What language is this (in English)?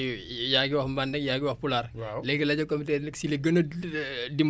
Wolof